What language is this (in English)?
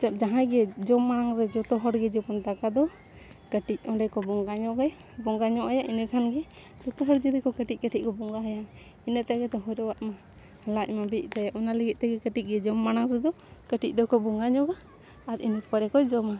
Santali